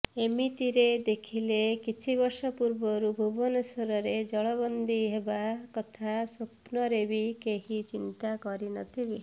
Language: Odia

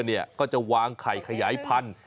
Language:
Thai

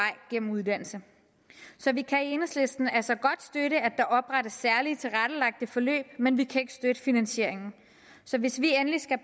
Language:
Danish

